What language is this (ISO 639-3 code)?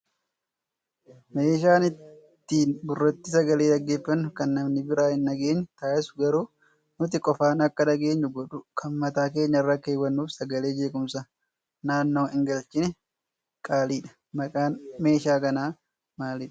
orm